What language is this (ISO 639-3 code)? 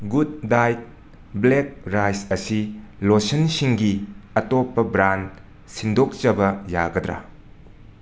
mni